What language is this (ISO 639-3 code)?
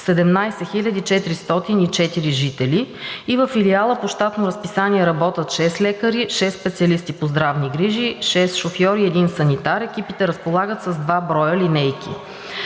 bul